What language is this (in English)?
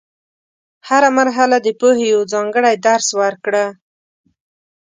Pashto